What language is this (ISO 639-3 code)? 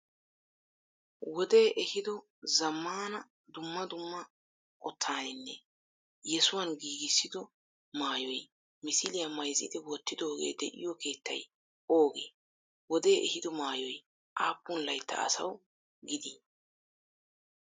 wal